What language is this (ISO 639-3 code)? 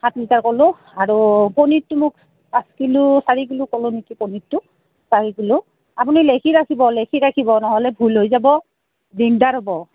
asm